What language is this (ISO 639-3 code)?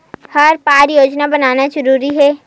hne